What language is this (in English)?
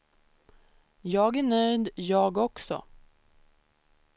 Swedish